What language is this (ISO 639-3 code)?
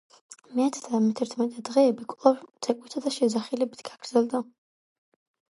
kat